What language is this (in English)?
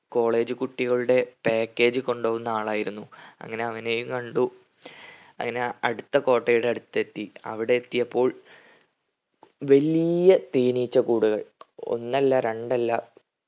Malayalam